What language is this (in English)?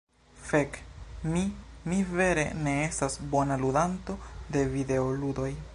Esperanto